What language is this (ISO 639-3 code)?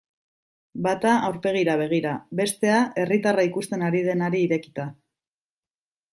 eus